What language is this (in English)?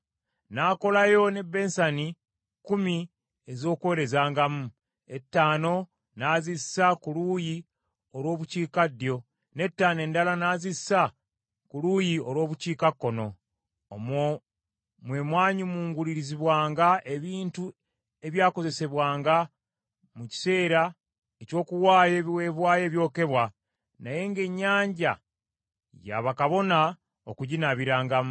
Ganda